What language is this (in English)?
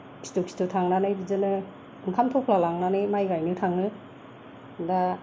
Bodo